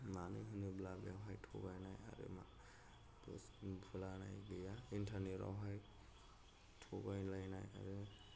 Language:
Bodo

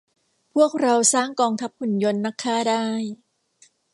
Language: Thai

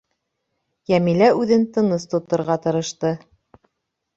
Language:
Bashkir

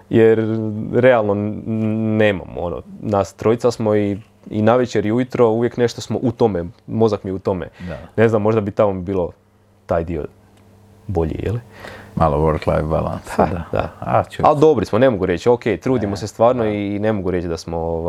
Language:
Croatian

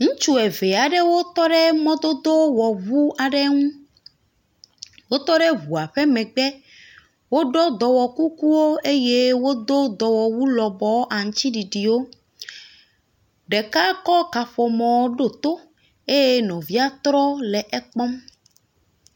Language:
Ewe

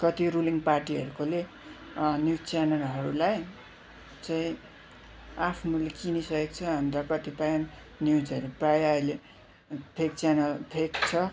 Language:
Nepali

